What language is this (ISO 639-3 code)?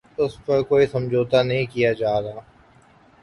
urd